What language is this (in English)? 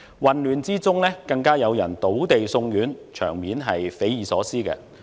Cantonese